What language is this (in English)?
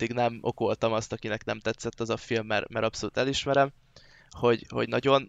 Hungarian